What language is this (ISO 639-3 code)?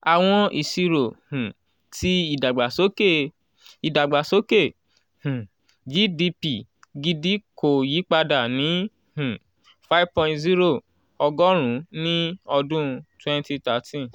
yor